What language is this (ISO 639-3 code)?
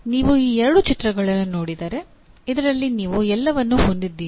kan